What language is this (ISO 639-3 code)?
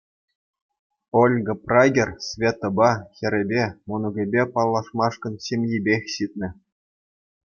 chv